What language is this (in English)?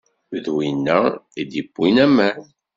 Kabyle